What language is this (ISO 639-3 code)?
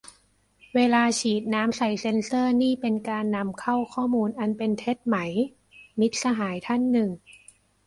tha